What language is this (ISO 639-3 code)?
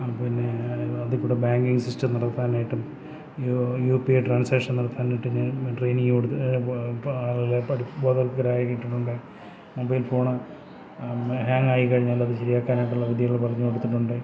mal